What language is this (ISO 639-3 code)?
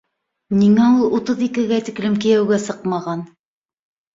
bak